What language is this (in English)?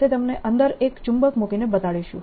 Gujarati